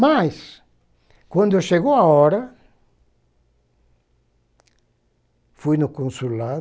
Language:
Portuguese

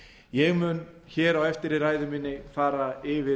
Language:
Icelandic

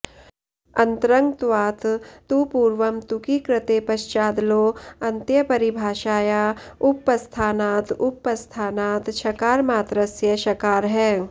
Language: Sanskrit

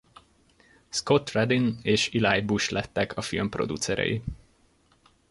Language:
Hungarian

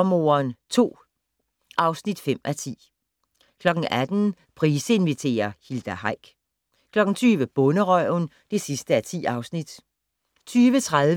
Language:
Danish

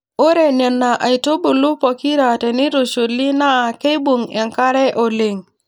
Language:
Masai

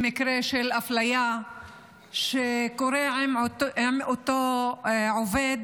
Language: Hebrew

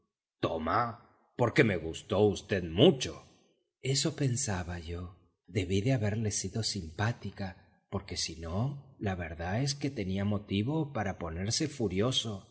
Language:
Spanish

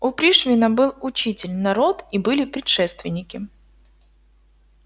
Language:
Russian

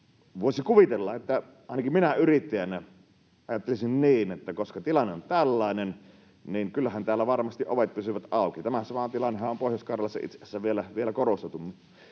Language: Finnish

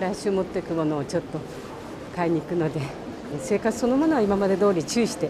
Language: Japanese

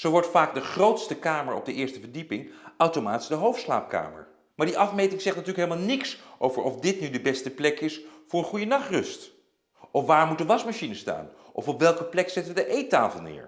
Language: Dutch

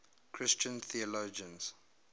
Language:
English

